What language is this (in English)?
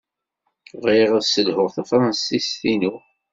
Kabyle